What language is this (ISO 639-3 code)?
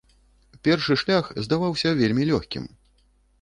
bel